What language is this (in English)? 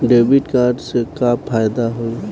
Bhojpuri